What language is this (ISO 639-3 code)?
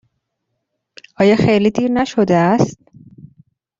fas